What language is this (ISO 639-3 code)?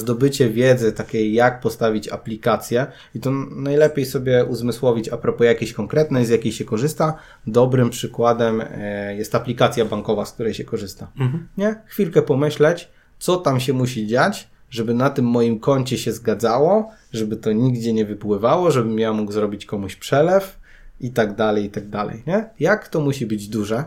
pol